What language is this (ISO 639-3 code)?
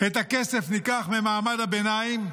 heb